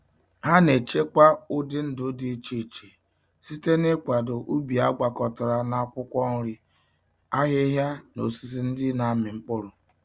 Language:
Igbo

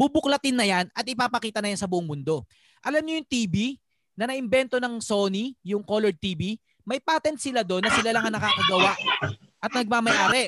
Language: Filipino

